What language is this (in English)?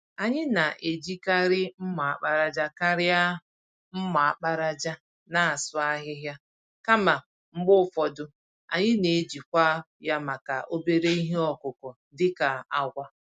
Igbo